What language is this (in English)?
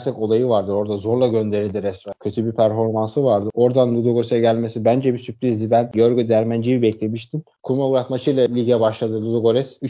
Turkish